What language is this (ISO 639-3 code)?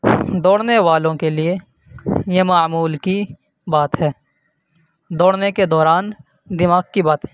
urd